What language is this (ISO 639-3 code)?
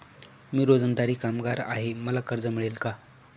mar